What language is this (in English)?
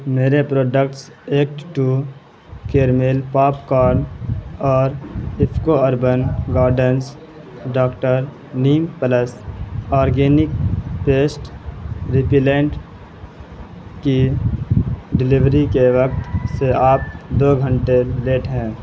Urdu